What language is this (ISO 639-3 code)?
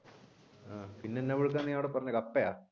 mal